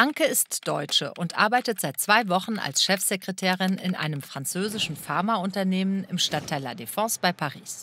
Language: German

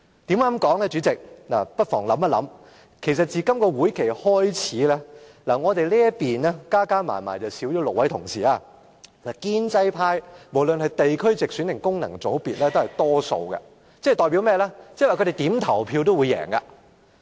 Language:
Cantonese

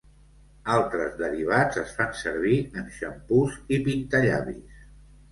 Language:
Catalan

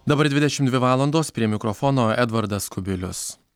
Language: Lithuanian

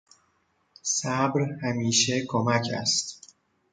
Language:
Persian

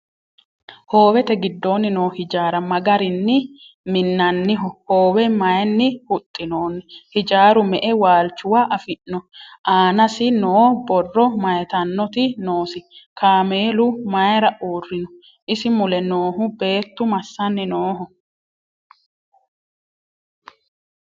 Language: Sidamo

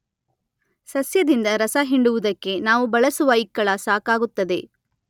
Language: Kannada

